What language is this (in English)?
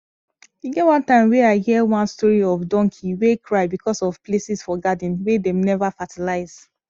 Nigerian Pidgin